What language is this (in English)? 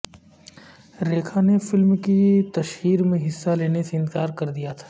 Urdu